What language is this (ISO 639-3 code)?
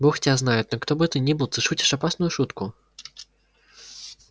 rus